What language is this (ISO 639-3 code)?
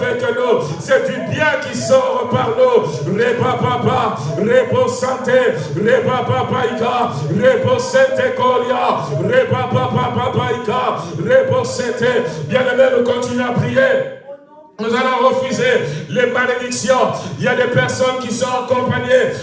fra